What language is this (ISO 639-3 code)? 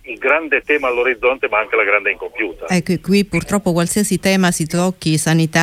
ita